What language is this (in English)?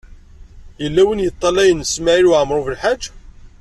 Kabyle